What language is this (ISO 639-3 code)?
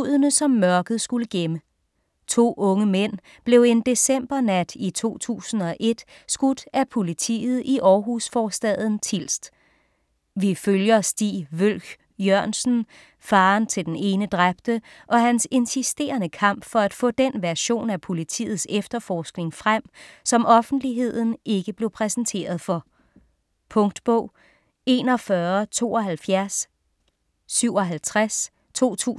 dan